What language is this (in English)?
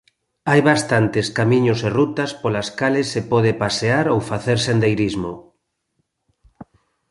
Galician